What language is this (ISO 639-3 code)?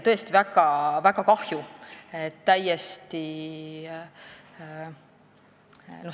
est